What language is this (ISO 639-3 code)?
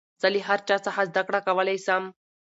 pus